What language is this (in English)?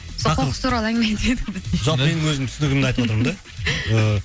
Kazakh